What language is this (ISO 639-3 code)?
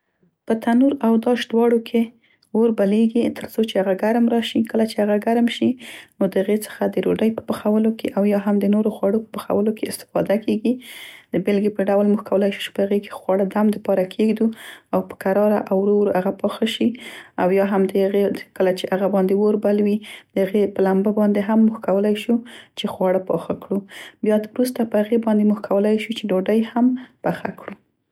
pst